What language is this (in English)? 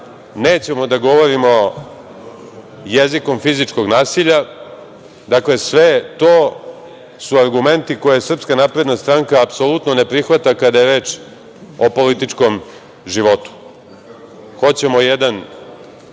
Serbian